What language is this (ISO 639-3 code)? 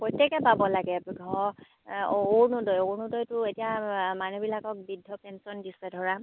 asm